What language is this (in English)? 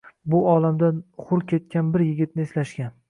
Uzbek